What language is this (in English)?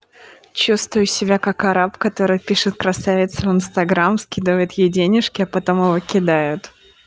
Russian